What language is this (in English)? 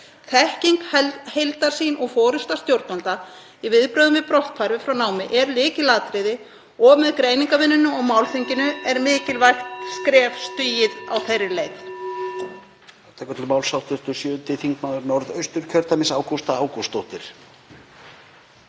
Icelandic